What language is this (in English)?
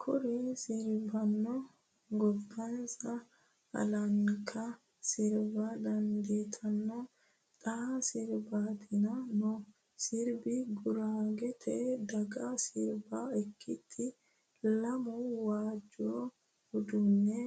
Sidamo